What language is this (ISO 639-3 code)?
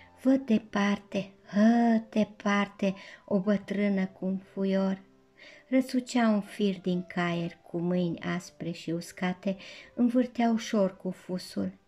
ron